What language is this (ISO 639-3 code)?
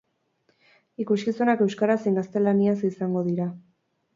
eus